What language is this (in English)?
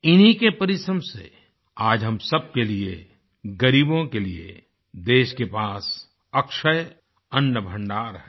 Hindi